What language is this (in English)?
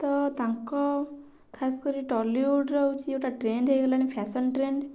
Odia